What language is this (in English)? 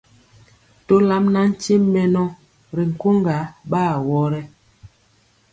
Mpiemo